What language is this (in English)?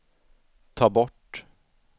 Swedish